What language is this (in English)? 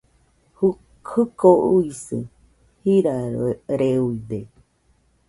Nüpode Huitoto